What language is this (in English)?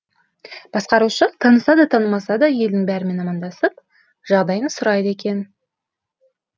Kazakh